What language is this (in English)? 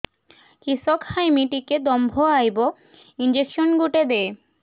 Odia